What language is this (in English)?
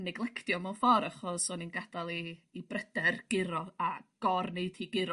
Welsh